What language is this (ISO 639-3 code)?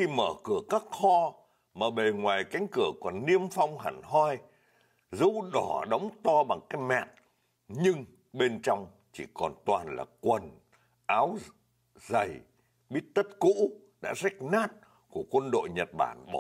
vie